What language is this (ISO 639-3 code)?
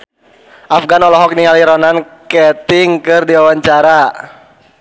sun